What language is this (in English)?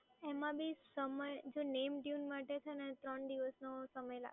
Gujarati